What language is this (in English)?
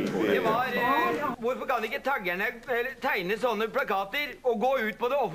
Norwegian